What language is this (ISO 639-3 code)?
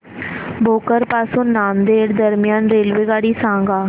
mar